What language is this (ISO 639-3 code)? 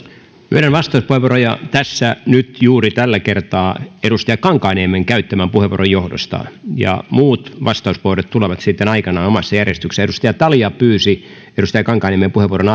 fin